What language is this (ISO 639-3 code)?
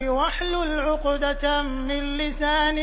ara